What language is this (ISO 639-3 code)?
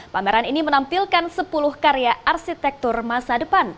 ind